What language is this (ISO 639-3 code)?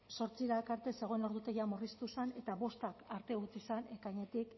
eus